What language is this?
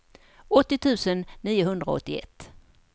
Swedish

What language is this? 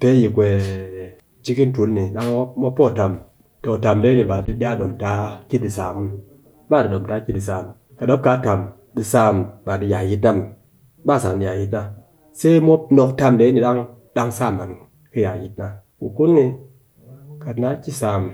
Cakfem-Mushere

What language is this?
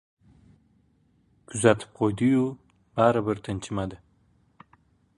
Uzbek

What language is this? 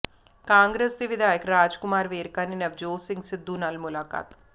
Punjabi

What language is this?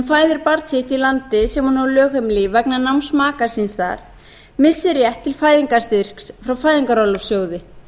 Icelandic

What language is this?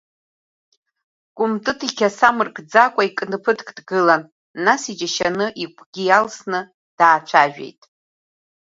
Abkhazian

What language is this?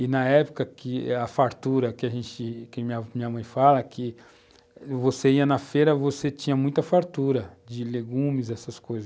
Portuguese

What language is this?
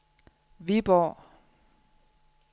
Danish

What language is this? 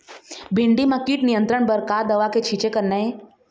Chhattisgarhi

